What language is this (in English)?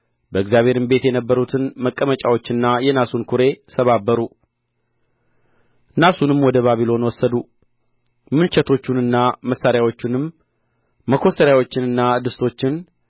Amharic